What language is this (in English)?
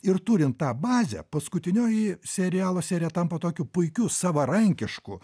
Lithuanian